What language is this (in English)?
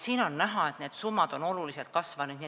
Estonian